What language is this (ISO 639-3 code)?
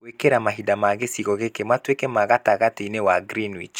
kik